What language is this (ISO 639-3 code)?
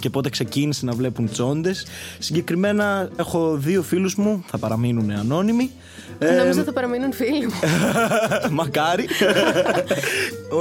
ell